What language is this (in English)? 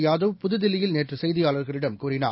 Tamil